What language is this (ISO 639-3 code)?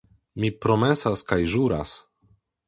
epo